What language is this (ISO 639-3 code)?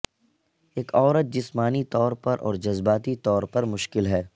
urd